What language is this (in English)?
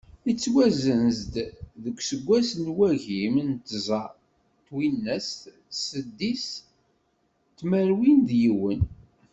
Kabyle